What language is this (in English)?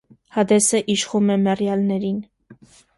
Armenian